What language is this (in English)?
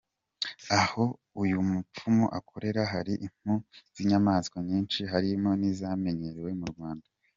Kinyarwanda